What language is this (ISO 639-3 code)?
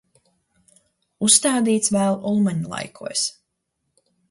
lav